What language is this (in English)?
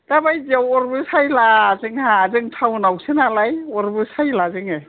Bodo